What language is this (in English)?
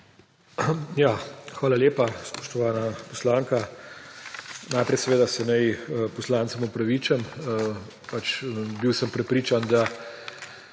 Slovenian